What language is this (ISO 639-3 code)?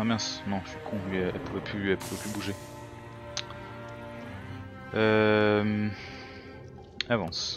fra